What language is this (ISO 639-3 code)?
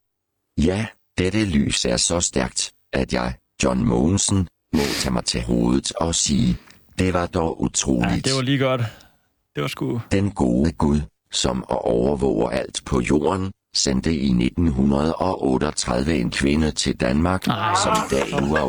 dan